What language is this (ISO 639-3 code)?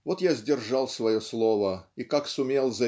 rus